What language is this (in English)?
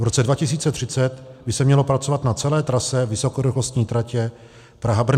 Czech